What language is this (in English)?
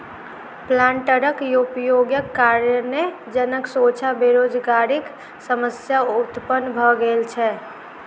Maithili